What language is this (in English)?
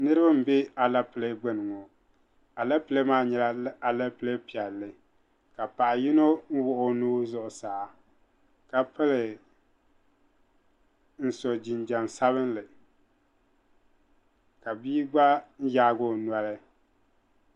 Dagbani